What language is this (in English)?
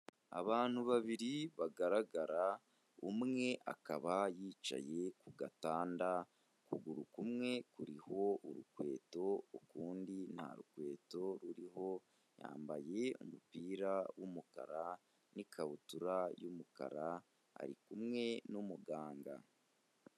Kinyarwanda